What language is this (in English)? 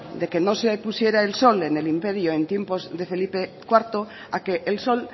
Spanish